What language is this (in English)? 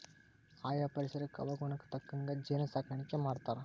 Kannada